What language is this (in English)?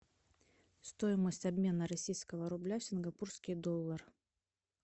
Russian